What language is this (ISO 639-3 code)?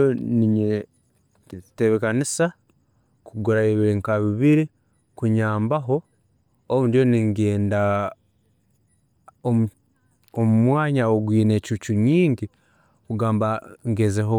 ttj